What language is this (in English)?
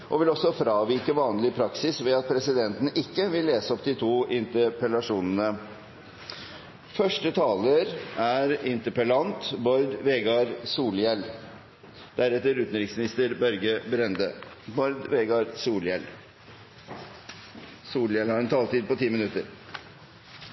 Norwegian Bokmål